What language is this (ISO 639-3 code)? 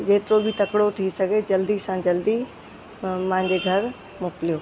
snd